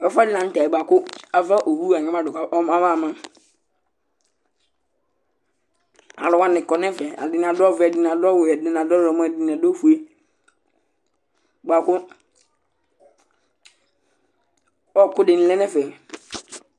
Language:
Ikposo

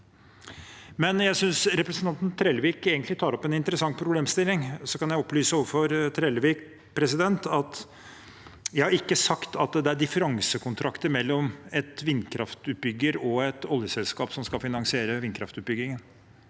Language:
Norwegian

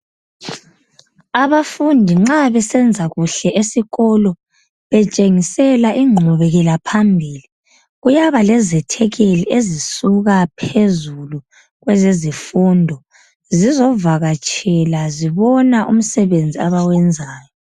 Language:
North Ndebele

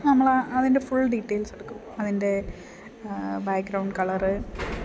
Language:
Malayalam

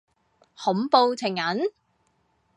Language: Cantonese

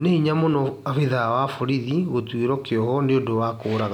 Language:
Kikuyu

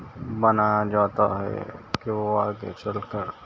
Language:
Urdu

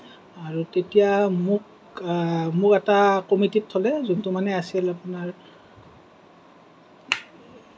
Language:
Assamese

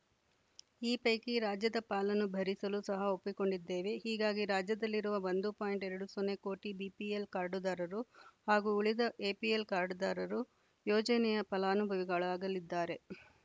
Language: Kannada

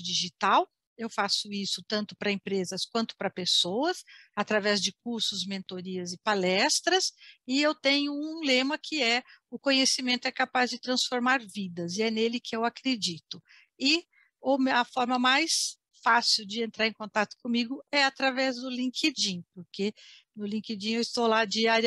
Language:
Portuguese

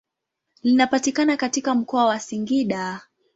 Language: Swahili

